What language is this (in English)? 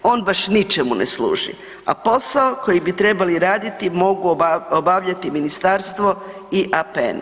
Croatian